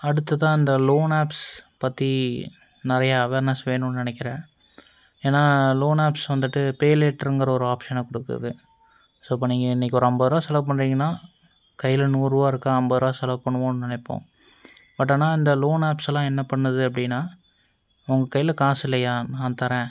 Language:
Tamil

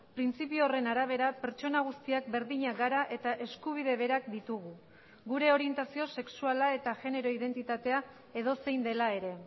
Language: Basque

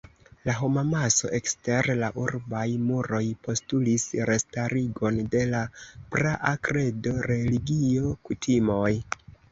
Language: Esperanto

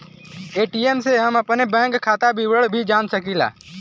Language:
Bhojpuri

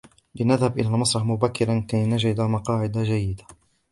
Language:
Arabic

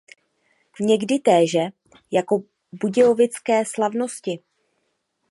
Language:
Czech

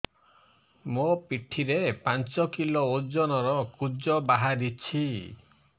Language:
Odia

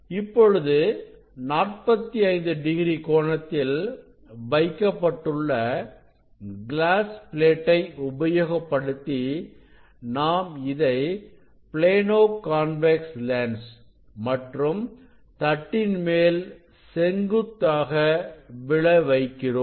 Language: Tamil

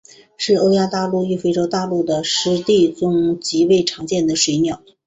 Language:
Chinese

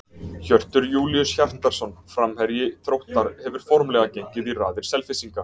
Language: Icelandic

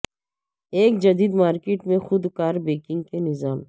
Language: Urdu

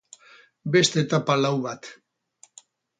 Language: Basque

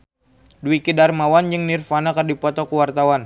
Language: Sundanese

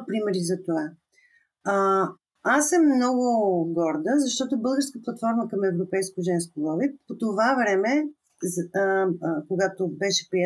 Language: Bulgarian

